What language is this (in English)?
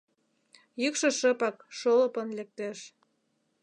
Mari